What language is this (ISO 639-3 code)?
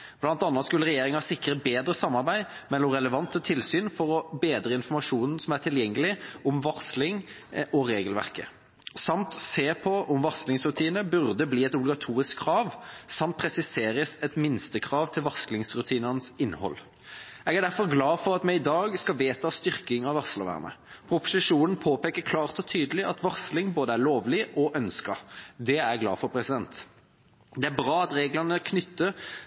nob